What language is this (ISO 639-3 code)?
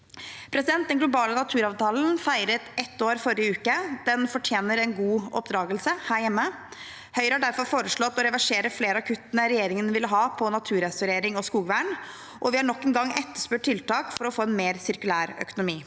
nor